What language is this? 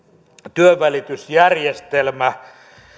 Finnish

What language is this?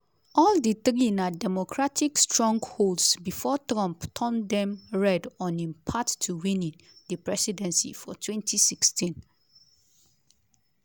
Nigerian Pidgin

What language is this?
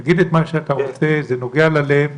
Hebrew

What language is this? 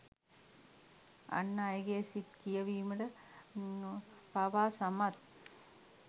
Sinhala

